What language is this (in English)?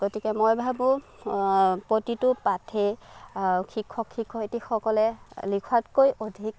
Assamese